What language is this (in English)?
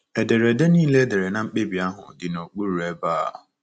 Igbo